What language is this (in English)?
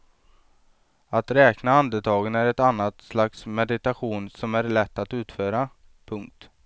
Swedish